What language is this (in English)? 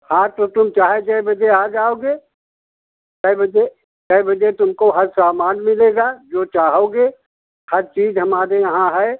Hindi